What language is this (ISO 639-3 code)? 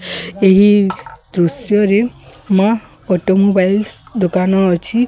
ori